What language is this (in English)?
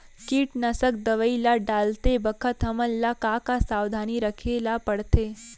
Chhattisgarhi